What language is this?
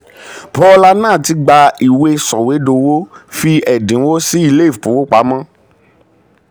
Yoruba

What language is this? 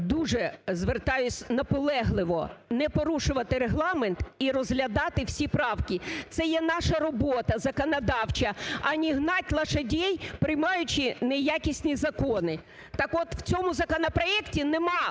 Ukrainian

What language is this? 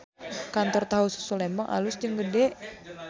Sundanese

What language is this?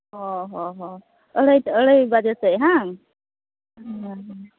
Santali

